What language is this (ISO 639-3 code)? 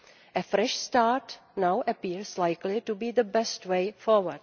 eng